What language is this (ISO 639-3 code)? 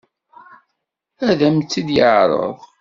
kab